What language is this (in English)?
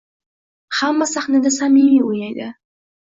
Uzbek